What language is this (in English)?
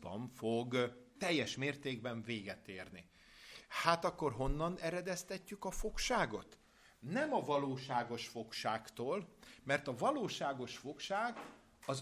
Hungarian